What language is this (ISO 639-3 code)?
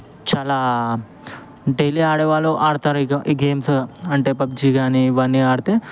tel